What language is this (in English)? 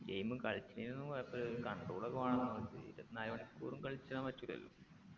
Malayalam